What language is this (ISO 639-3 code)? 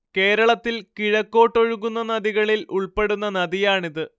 mal